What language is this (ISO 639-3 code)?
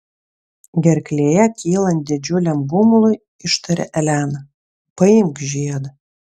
lit